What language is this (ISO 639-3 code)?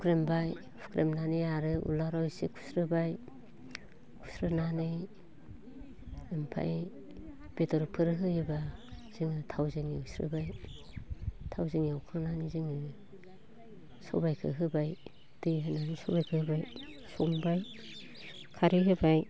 brx